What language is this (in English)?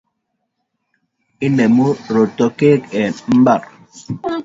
Kalenjin